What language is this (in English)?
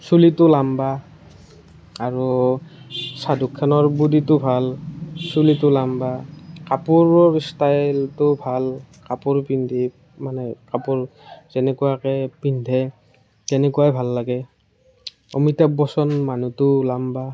Assamese